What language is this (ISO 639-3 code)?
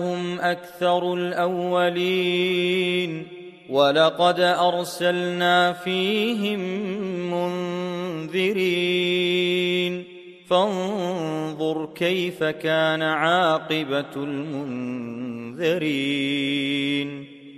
ara